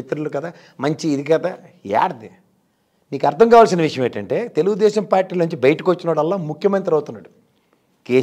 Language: Telugu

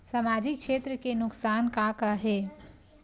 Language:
Chhattisgarhi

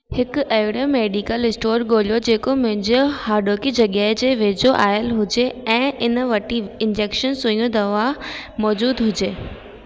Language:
Sindhi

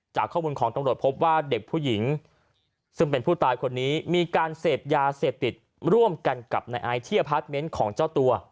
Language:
Thai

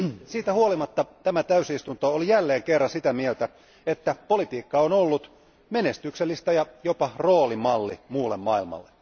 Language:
Finnish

